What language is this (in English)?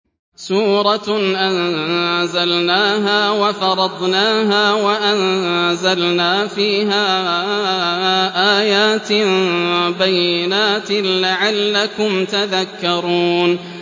Arabic